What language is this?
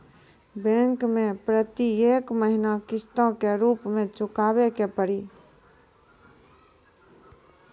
Maithili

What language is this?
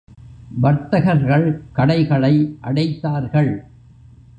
Tamil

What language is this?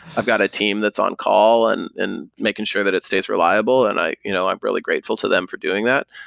English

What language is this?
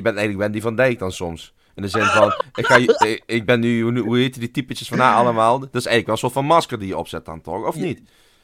Dutch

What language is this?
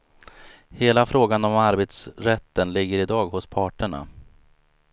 Swedish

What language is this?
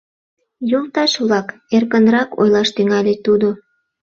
Mari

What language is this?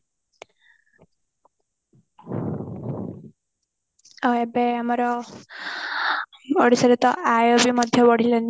Odia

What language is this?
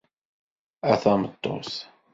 Kabyle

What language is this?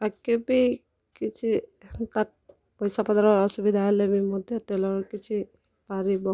Odia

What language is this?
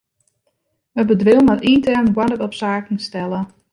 Western Frisian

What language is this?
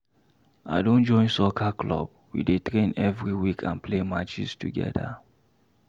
Nigerian Pidgin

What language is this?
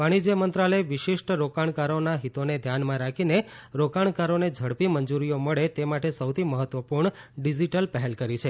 Gujarati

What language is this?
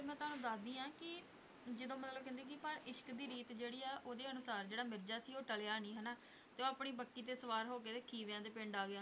Punjabi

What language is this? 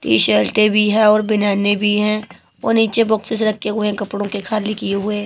Hindi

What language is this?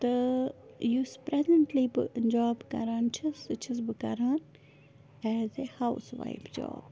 Kashmiri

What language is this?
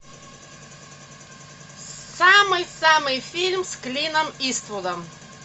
Russian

